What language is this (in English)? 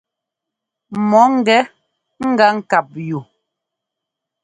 Ngomba